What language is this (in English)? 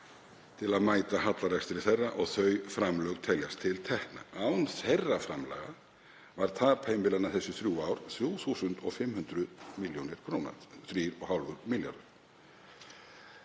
Icelandic